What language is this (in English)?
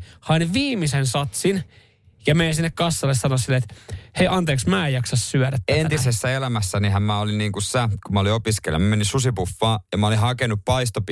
Finnish